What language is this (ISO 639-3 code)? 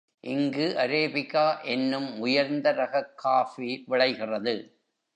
tam